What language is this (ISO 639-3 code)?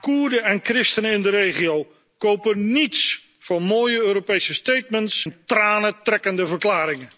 nld